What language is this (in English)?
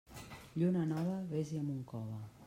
Catalan